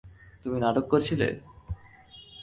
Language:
Bangla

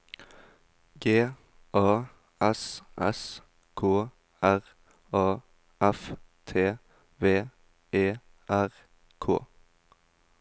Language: Norwegian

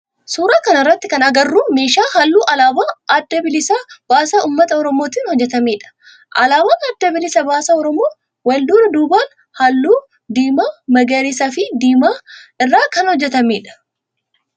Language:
Oromo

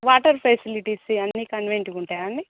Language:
Telugu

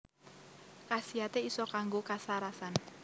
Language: Javanese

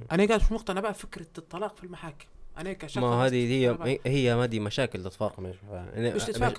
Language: Arabic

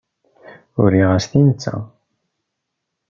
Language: Kabyle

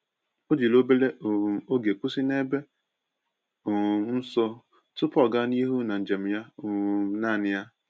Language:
Igbo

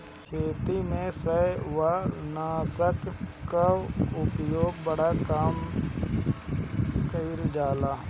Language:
Bhojpuri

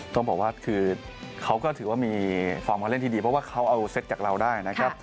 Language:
Thai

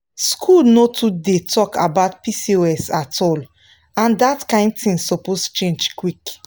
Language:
Nigerian Pidgin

